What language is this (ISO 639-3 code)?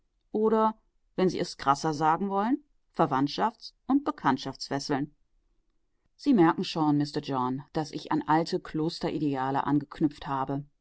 deu